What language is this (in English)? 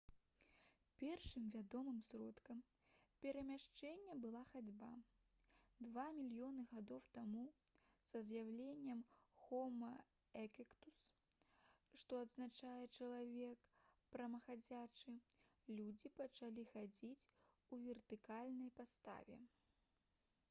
Belarusian